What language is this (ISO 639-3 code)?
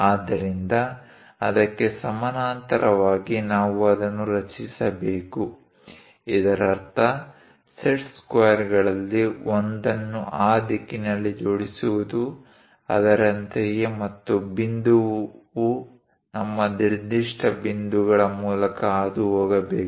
kan